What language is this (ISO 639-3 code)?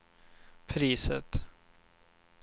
swe